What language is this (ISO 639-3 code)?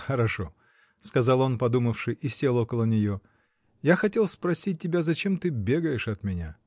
rus